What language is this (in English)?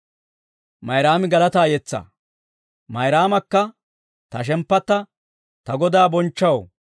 Dawro